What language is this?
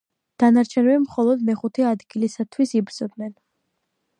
Georgian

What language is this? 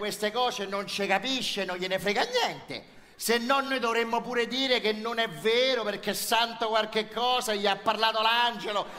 Italian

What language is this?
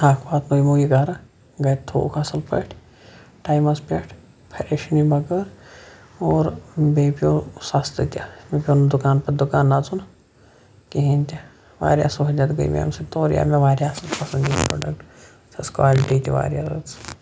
Kashmiri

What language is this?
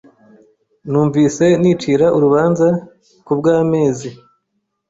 Kinyarwanda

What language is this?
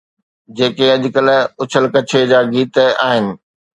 Sindhi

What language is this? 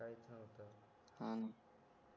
Marathi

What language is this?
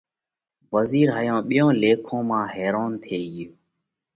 Parkari Koli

